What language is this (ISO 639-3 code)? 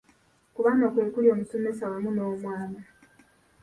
lug